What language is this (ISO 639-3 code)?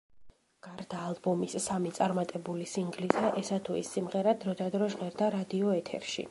kat